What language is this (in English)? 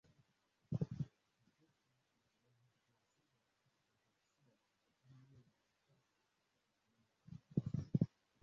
Swahili